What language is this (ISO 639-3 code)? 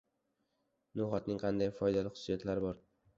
uzb